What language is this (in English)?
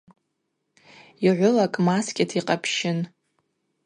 Abaza